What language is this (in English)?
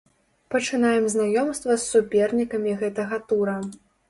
Belarusian